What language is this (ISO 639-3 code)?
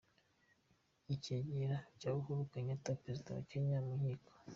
kin